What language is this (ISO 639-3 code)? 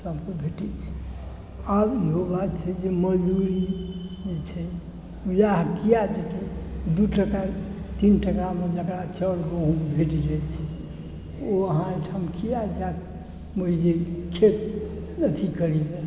mai